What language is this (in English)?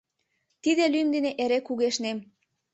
Mari